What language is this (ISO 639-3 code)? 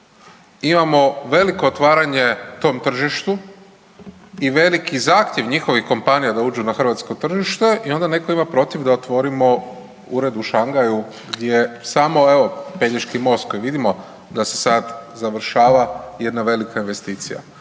hrv